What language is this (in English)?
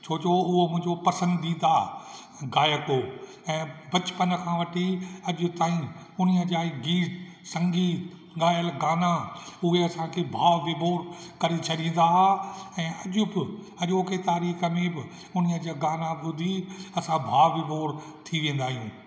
Sindhi